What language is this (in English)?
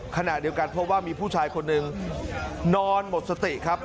Thai